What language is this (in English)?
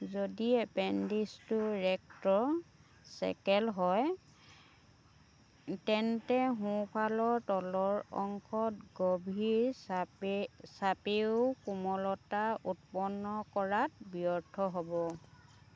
Assamese